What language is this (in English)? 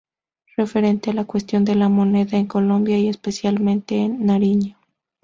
Spanish